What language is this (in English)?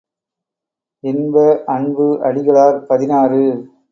Tamil